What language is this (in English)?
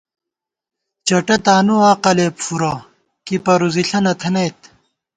Gawar-Bati